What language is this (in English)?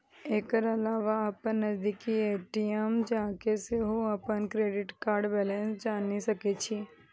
Maithili